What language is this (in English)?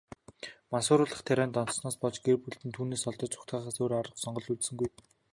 Mongolian